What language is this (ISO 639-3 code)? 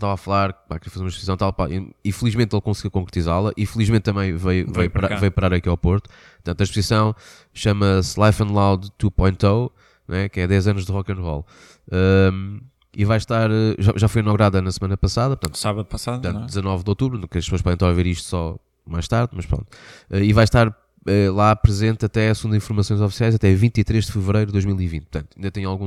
por